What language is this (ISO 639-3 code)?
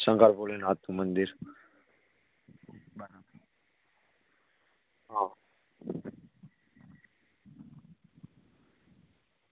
guj